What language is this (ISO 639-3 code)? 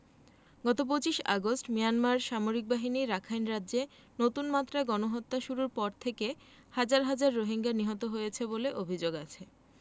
ben